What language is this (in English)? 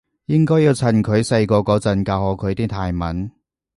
Cantonese